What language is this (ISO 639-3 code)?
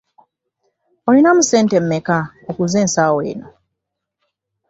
lug